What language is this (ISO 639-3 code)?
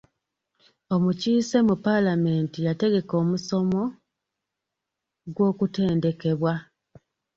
lug